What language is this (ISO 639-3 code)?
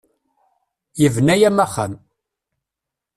kab